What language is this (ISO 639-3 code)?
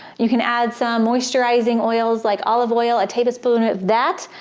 eng